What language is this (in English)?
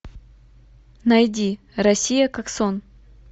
Russian